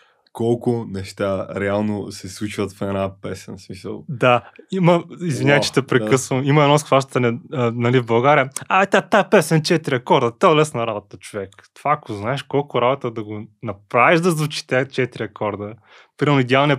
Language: Bulgarian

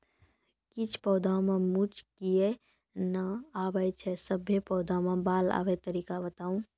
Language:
Maithili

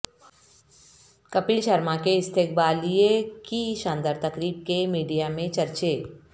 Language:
Urdu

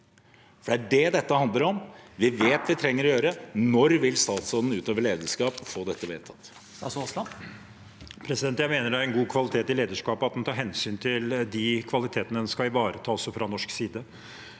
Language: Norwegian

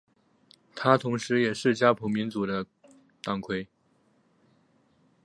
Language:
Chinese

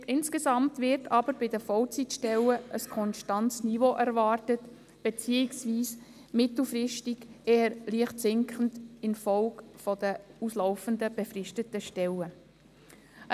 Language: Swiss German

